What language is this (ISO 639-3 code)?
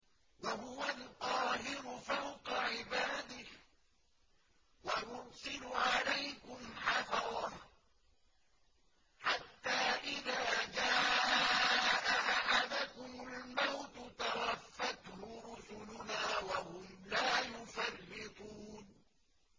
ara